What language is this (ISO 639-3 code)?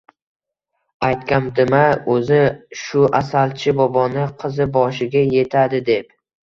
uzb